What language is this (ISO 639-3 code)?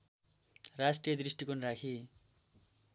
nep